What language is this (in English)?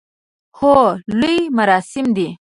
Pashto